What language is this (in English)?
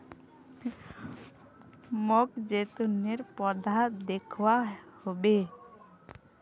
Magahi